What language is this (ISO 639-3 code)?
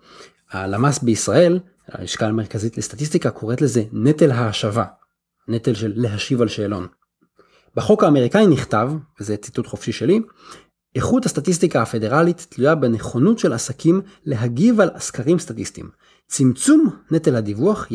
heb